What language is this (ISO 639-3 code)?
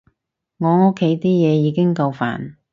yue